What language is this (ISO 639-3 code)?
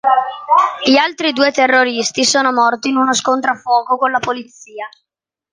ita